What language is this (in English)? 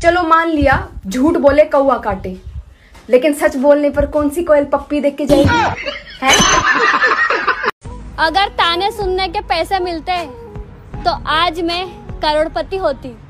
Hindi